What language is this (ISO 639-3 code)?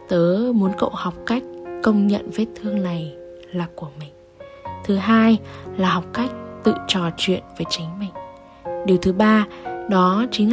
vie